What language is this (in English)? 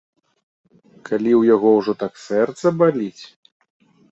Belarusian